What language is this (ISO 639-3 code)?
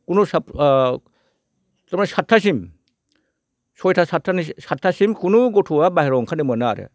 brx